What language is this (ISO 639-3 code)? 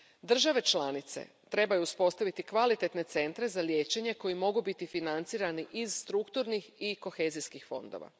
hrv